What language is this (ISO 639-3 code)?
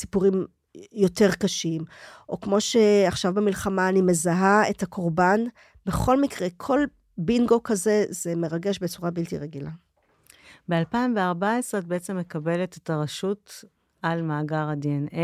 heb